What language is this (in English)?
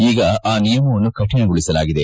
Kannada